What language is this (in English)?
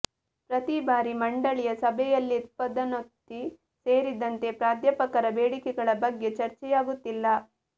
Kannada